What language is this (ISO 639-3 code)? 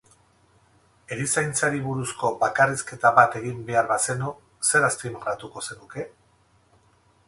eus